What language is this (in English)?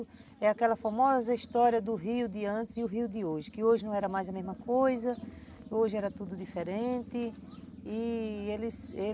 Portuguese